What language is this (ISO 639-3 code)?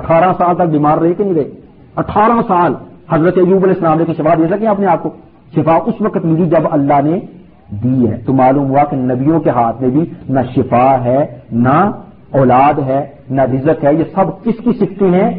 urd